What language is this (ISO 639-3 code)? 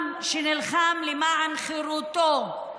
heb